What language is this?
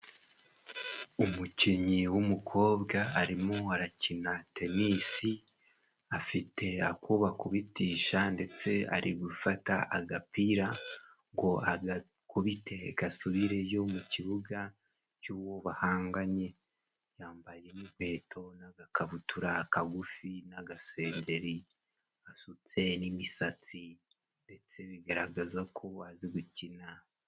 Kinyarwanda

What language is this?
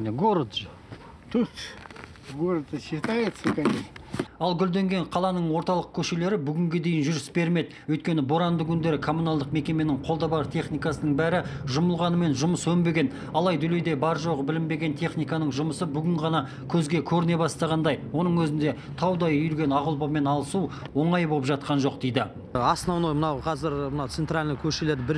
Russian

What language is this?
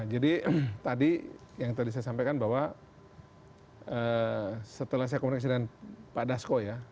Indonesian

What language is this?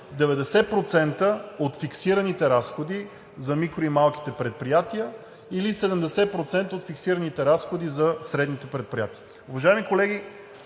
Bulgarian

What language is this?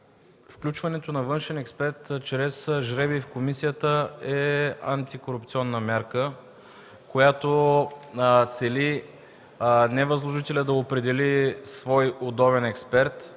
Bulgarian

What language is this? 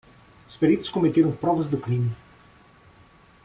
Portuguese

